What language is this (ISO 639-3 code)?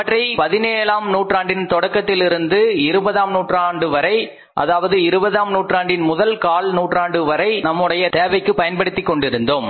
tam